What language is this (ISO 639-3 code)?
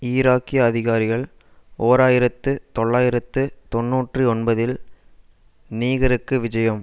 tam